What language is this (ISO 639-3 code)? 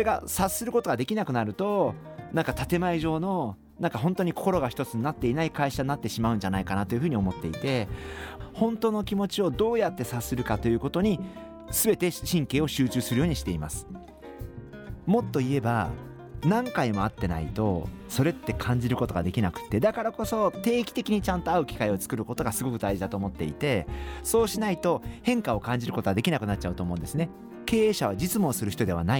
jpn